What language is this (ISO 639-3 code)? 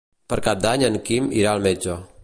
cat